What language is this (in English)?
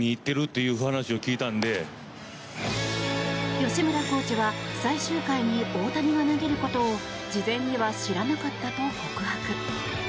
Japanese